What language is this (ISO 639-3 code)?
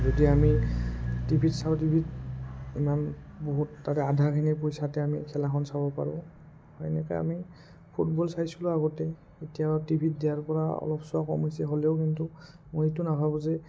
asm